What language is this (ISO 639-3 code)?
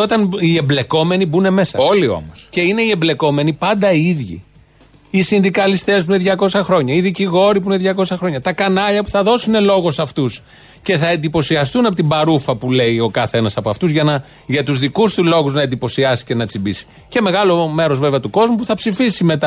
ell